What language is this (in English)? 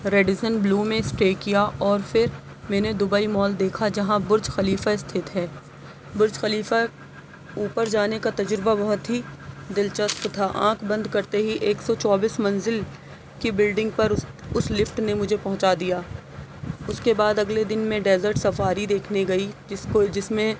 Urdu